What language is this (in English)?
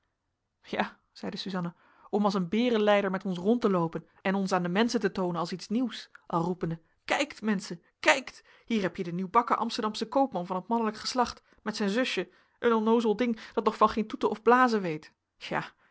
Dutch